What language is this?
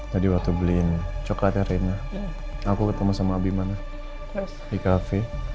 Indonesian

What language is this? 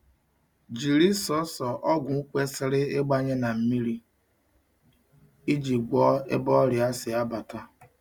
Igbo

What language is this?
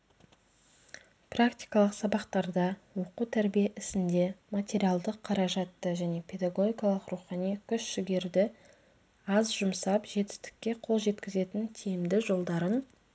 Kazakh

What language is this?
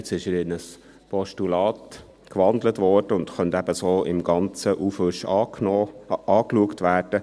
Swiss German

